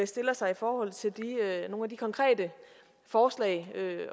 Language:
Danish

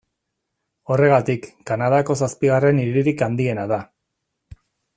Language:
Basque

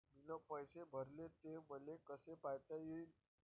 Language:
Marathi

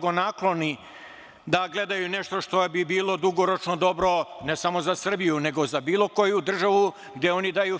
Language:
Serbian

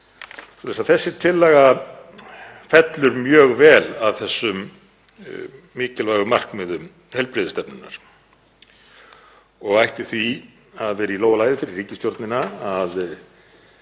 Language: Icelandic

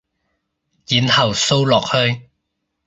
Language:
Cantonese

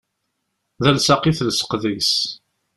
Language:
Kabyle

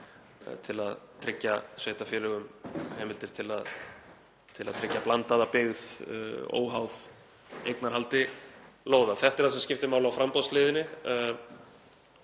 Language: Icelandic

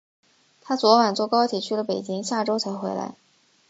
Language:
Chinese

